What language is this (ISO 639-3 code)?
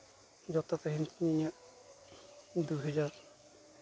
sat